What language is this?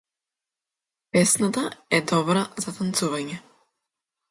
Macedonian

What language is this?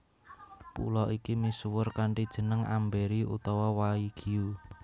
Javanese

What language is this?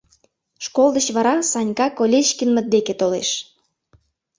Mari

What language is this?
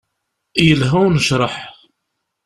Kabyle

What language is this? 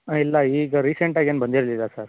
Kannada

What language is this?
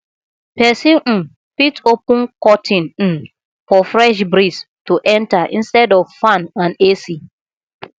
Nigerian Pidgin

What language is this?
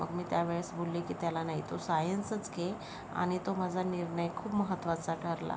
Marathi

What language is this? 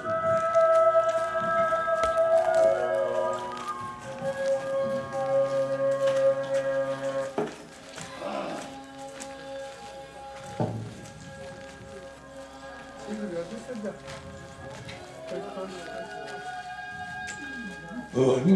Korean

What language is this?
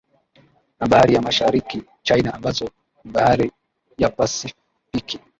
Swahili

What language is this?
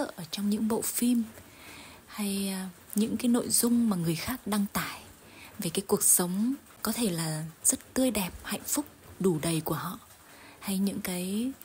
Vietnamese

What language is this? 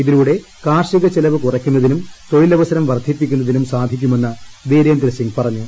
Malayalam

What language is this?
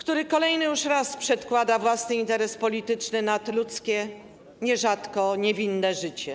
Polish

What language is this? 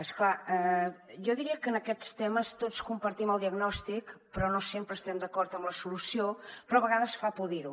Catalan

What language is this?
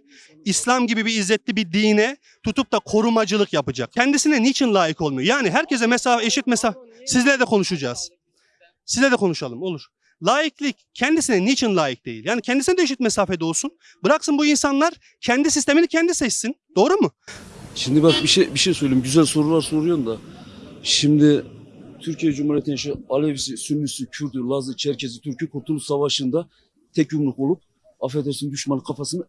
Turkish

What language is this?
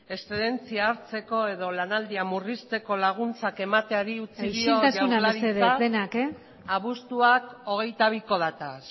Basque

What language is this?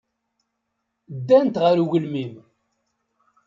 Kabyle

